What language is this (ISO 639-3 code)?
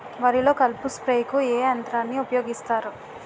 tel